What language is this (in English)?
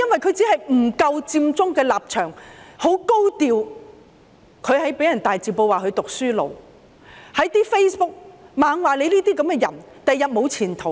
Cantonese